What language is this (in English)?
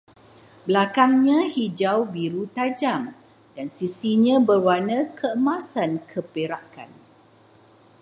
Malay